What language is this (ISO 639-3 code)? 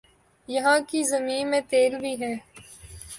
urd